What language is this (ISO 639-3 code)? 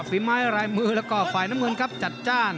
tha